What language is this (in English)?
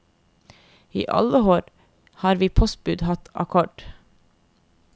Norwegian